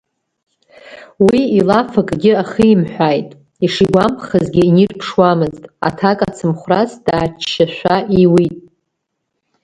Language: Abkhazian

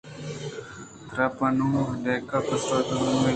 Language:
Eastern Balochi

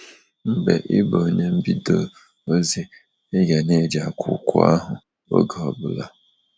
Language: Igbo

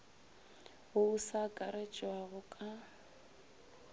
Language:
Northern Sotho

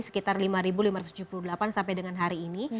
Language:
Indonesian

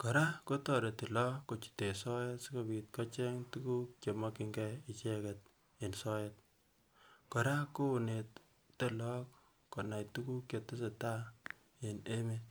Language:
Kalenjin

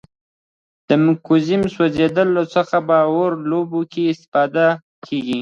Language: Pashto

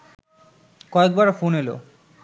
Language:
Bangla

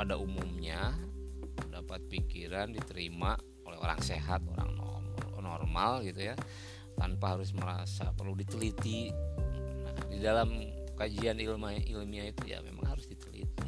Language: Indonesian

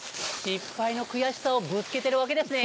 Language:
Japanese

